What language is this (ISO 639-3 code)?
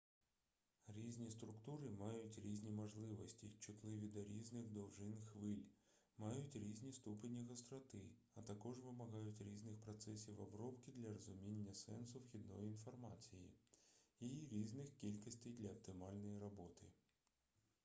ukr